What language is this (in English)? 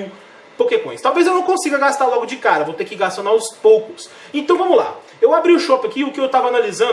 Portuguese